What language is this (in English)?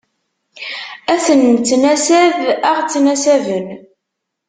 Kabyle